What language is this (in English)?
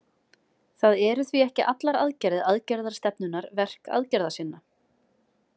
Icelandic